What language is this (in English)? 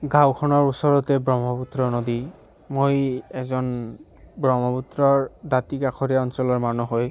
Assamese